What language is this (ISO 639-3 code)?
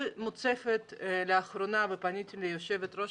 heb